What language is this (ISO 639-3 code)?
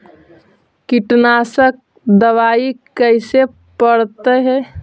mag